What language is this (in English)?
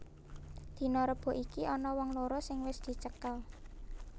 Javanese